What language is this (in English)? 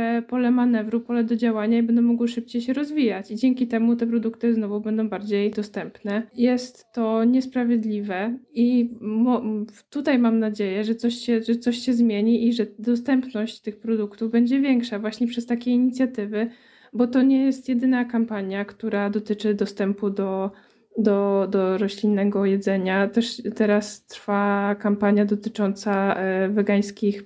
Polish